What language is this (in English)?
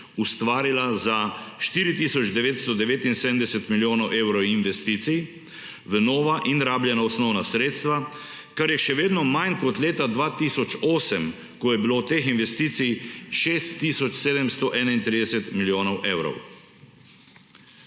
Slovenian